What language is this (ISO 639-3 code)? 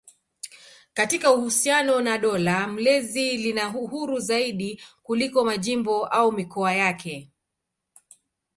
swa